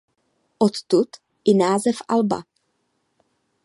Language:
Czech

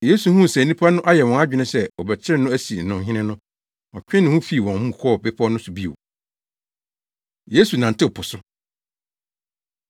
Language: Akan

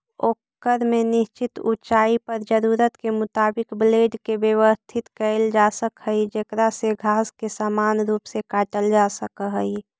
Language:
Magahi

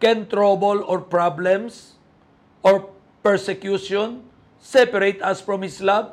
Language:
Filipino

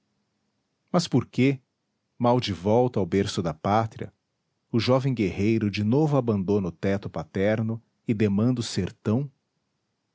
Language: Portuguese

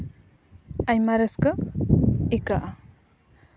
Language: Santali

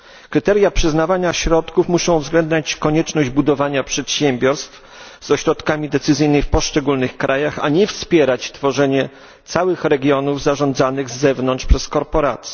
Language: Polish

